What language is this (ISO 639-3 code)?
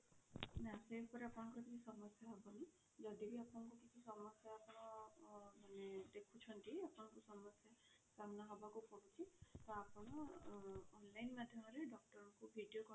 ori